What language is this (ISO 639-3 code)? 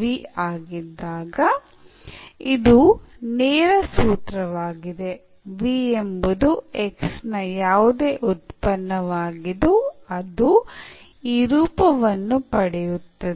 kan